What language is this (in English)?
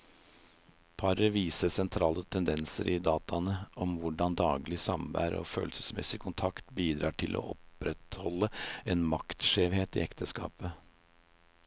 Norwegian